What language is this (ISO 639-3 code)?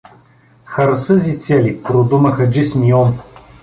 bul